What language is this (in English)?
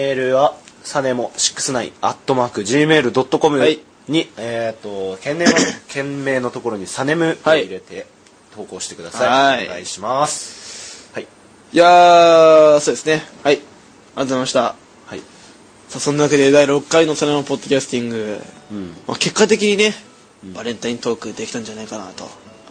Japanese